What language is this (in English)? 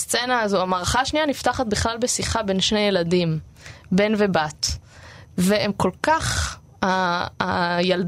Hebrew